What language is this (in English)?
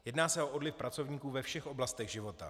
Czech